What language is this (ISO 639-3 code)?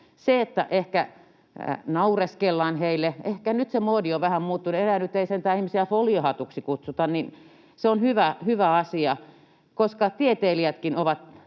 fin